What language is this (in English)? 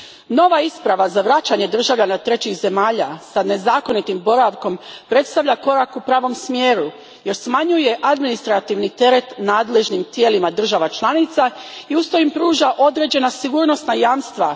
Croatian